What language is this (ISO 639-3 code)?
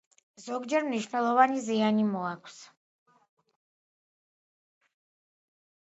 kat